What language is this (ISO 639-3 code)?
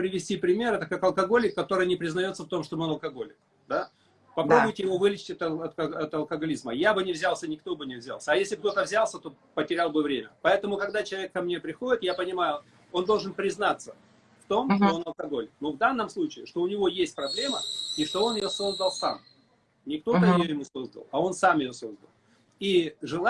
rus